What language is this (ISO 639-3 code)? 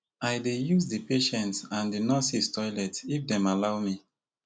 pcm